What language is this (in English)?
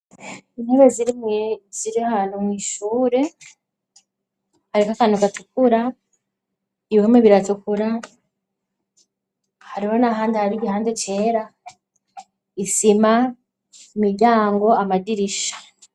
Rundi